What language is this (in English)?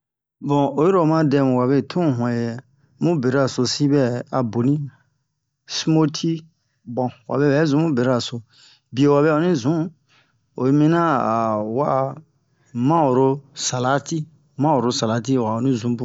Bomu